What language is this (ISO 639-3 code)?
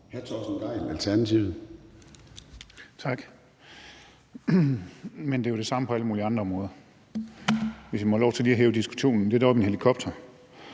dan